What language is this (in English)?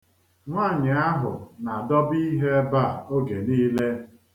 Igbo